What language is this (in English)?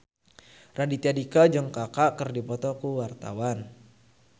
Sundanese